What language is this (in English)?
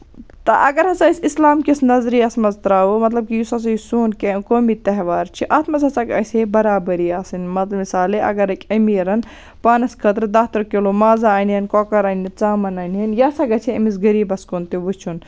Kashmiri